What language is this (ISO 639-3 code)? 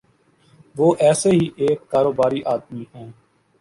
urd